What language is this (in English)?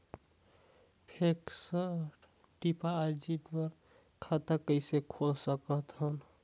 Chhattisgarhi